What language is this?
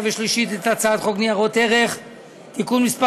Hebrew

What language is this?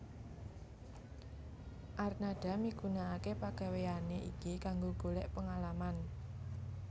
Javanese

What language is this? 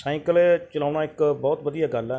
Punjabi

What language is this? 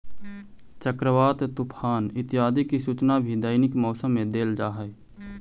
Magahi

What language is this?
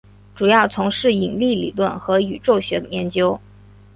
Chinese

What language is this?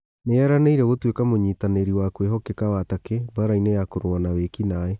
Kikuyu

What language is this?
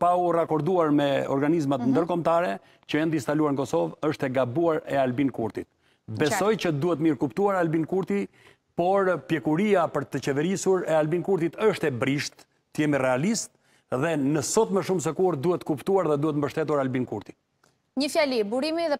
Romanian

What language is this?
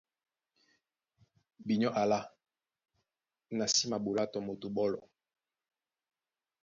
Duala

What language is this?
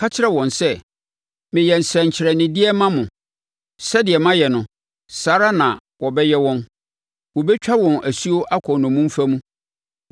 Akan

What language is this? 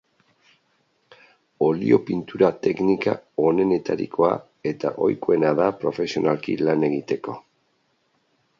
Basque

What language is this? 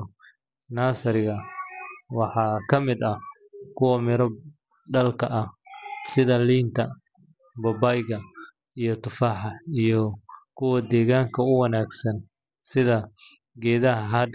Somali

